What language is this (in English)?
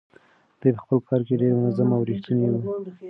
Pashto